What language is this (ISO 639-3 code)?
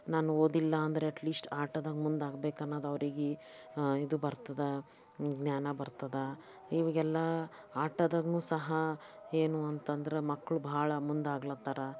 kan